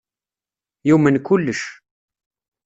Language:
Kabyle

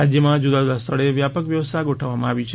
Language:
Gujarati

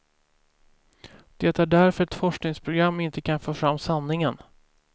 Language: Swedish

